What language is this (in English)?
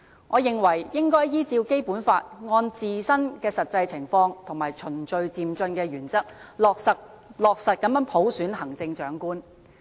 Cantonese